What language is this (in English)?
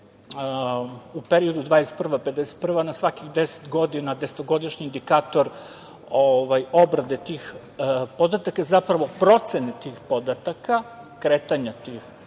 Serbian